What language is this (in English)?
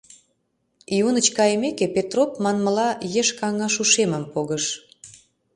Mari